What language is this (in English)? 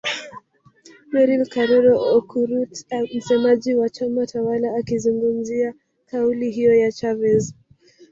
Swahili